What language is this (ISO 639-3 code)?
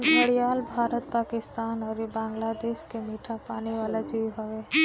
bho